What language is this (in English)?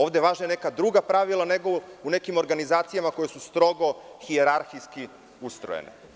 Serbian